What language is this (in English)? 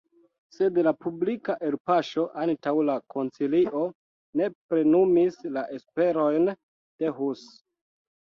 Esperanto